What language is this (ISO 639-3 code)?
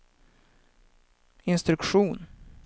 swe